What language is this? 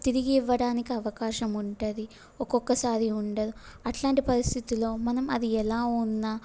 Telugu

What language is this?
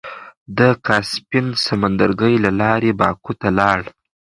Pashto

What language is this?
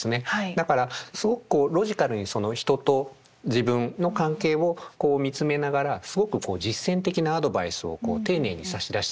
Japanese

